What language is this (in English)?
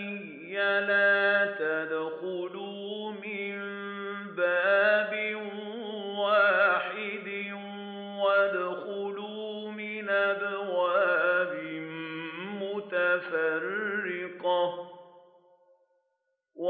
Arabic